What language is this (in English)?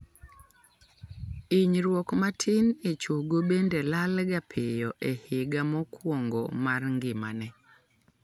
Luo (Kenya and Tanzania)